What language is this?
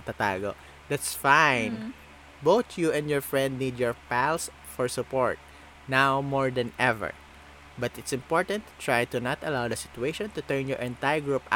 Filipino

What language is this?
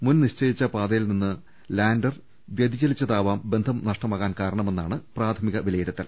Malayalam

